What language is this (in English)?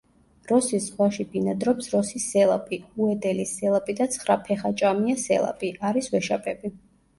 Georgian